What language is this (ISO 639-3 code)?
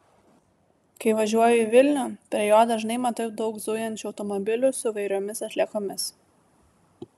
lit